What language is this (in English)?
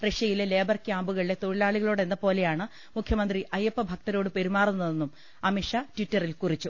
Malayalam